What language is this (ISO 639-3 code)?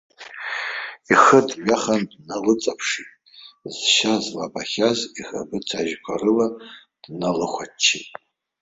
abk